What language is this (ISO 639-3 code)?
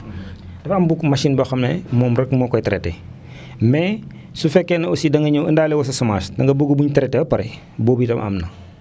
wol